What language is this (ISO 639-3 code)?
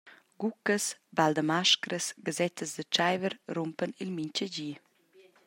roh